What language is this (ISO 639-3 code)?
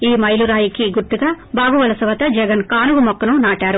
tel